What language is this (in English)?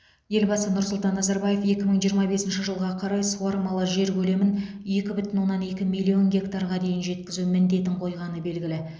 Kazakh